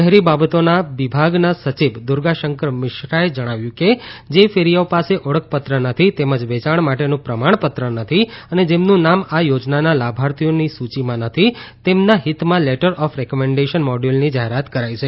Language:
Gujarati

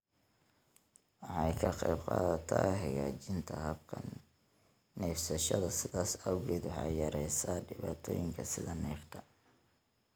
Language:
Somali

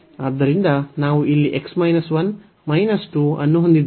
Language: Kannada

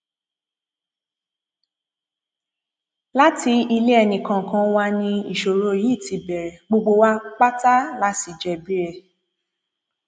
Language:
Yoruba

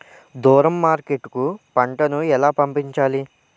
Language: Telugu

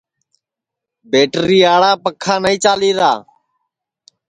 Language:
Sansi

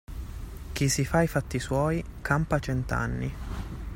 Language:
Italian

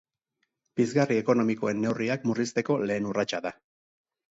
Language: Basque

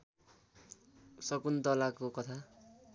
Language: Nepali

